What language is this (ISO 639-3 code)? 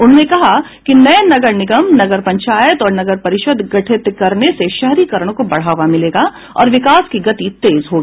hin